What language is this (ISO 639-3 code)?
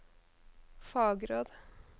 nor